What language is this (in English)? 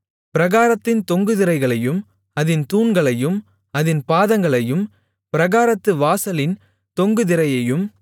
Tamil